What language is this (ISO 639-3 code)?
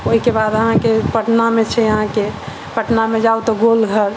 mai